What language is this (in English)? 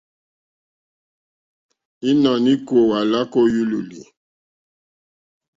Mokpwe